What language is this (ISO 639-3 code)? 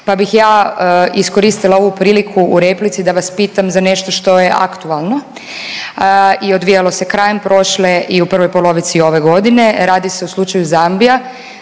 hrv